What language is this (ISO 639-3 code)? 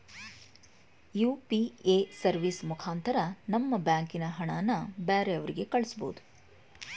kan